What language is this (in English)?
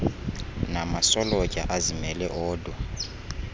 Xhosa